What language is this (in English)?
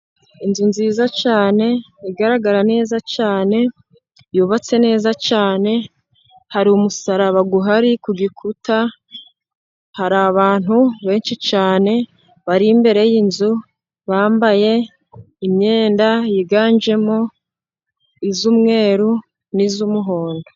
Kinyarwanda